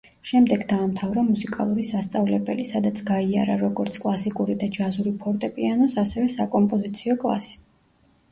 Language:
Georgian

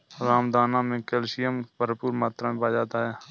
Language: Hindi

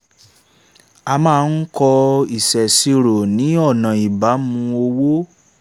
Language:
Yoruba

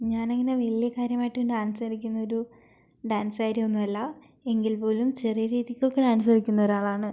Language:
Malayalam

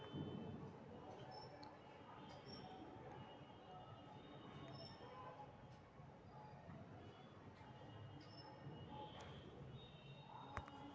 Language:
Magahi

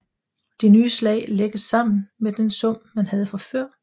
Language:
Danish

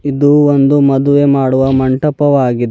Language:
Kannada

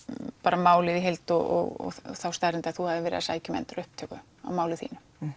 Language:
Icelandic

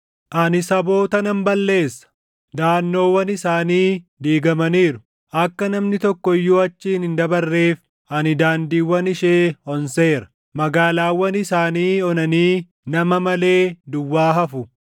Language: Oromo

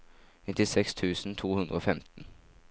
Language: Norwegian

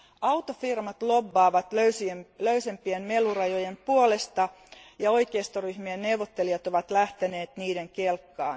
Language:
Finnish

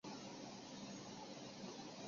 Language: Chinese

